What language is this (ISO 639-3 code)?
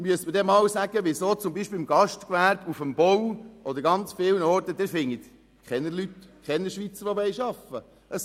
gsw